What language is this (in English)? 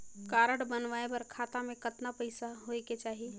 Chhattisgarhi